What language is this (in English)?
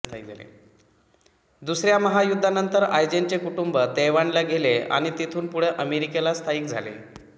Marathi